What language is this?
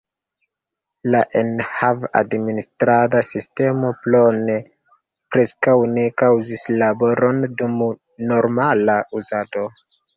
Esperanto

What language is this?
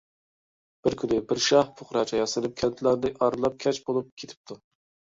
Uyghur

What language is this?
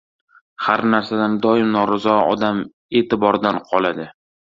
Uzbek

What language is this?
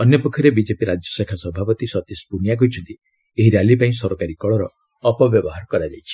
Odia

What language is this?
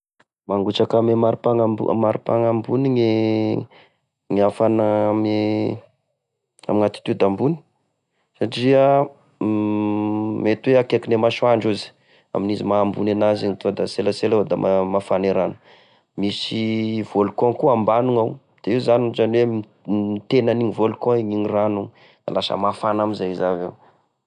Tesaka Malagasy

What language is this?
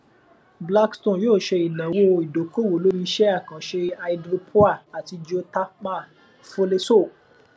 Yoruba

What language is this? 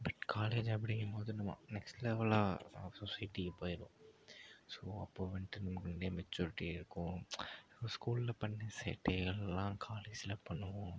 Tamil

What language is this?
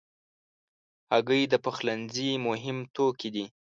Pashto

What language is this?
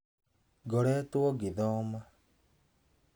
Kikuyu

